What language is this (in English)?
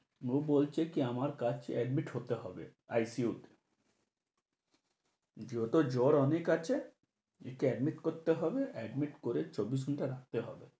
Bangla